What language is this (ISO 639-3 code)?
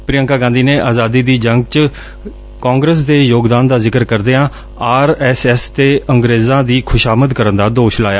pan